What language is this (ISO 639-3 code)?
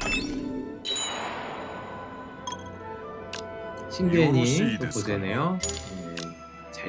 kor